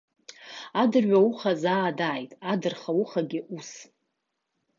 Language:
Abkhazian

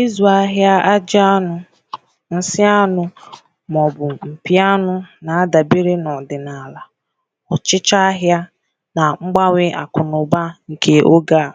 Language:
Igbo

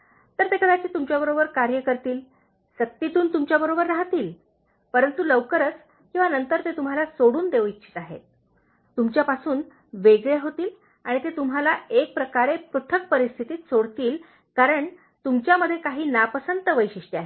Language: Marathi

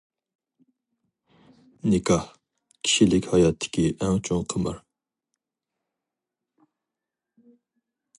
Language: Uyghur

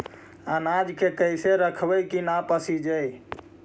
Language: Magahi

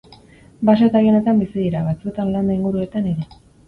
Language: Basque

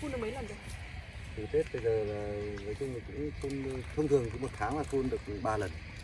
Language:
Vietnamese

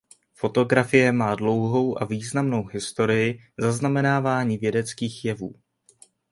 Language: Czech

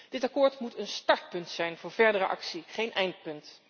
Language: Dutch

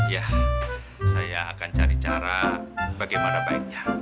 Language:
Indonesian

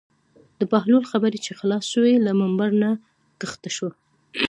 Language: Pashto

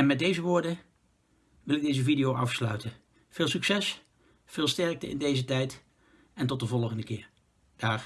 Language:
Dutch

